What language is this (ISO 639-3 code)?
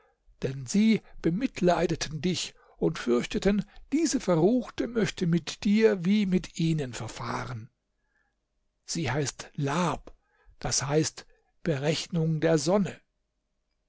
deu